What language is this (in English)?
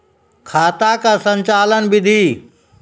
Maithili